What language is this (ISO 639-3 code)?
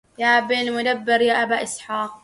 ara